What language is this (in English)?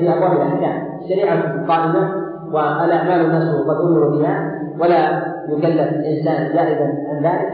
Arabic